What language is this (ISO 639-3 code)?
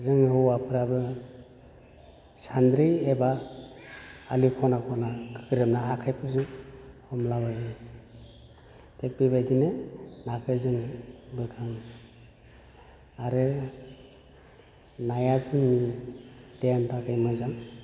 brx